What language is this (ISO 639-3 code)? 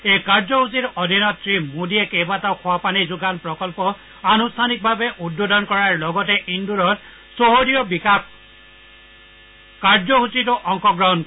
asm